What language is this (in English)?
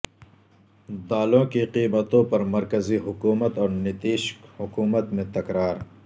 Urdu